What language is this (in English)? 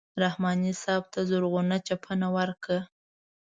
Pashto